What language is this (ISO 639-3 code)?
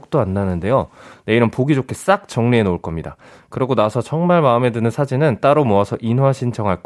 kor